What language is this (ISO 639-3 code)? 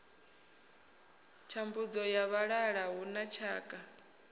ven